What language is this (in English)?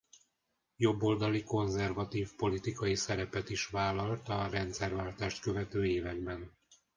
Hungarian